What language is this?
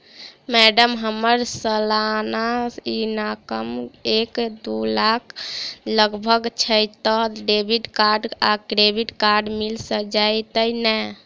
Maithili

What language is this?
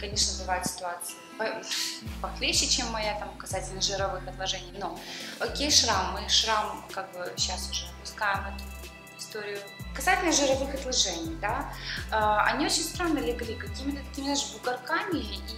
Russian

